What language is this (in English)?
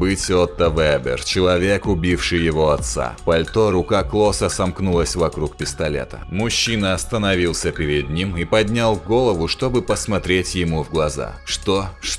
Russian